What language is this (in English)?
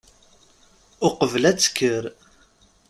Kabyle